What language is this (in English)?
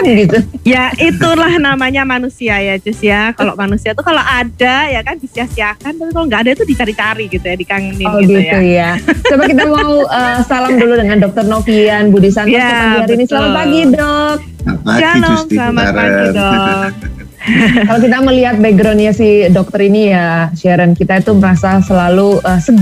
Indonesian